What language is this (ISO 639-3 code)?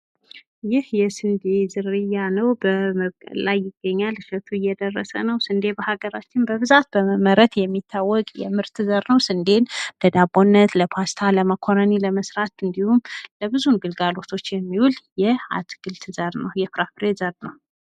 amh